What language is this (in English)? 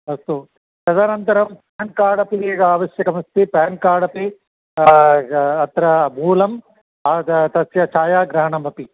Sanskrit